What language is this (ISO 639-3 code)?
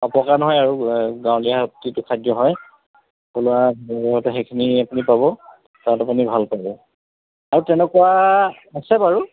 asm